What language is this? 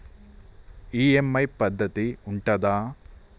Telugu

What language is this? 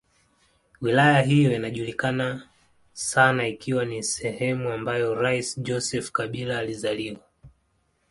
Swahili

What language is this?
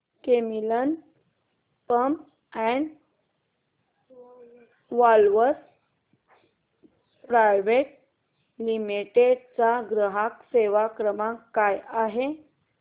Marathi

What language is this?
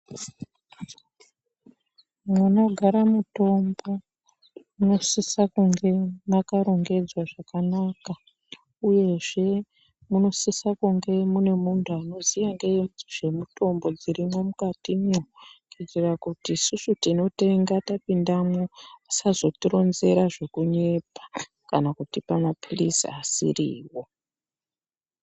Ndau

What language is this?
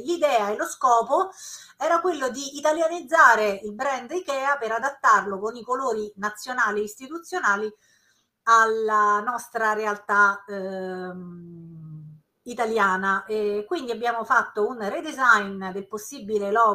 Italian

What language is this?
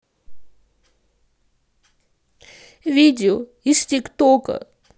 Russian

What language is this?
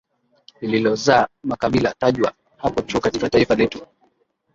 Swahili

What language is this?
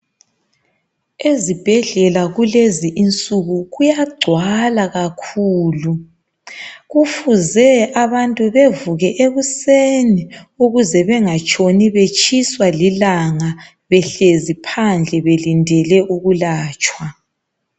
North Ndebele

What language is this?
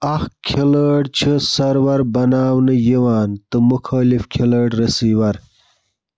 Kashmiri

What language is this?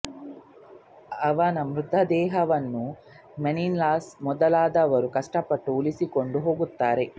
Kannada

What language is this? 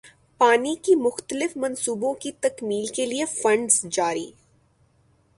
Urdu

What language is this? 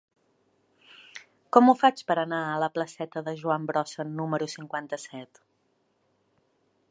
Catalan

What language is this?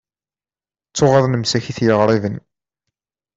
Kabyle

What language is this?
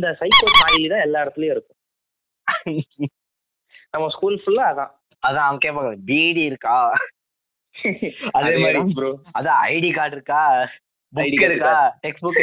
Tamil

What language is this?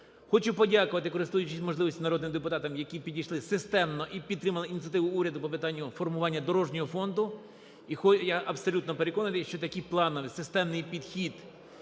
Ukrainian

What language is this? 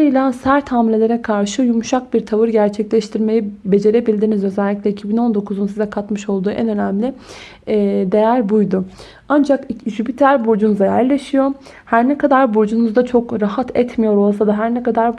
Turkish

